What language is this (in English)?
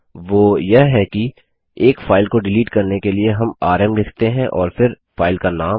Hindi